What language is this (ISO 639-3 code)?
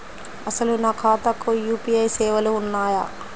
tel